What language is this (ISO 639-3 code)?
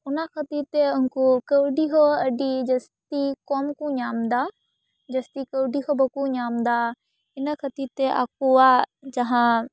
sat